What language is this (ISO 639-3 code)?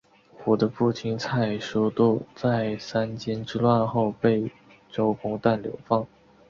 zho